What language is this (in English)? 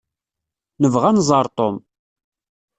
Kabyle